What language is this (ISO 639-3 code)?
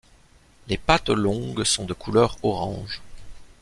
fra